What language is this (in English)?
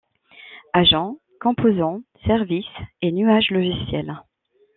French